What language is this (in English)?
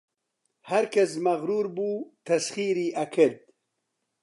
Central Kurdish